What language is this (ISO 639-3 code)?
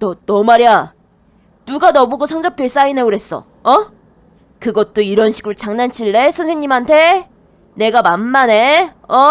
kor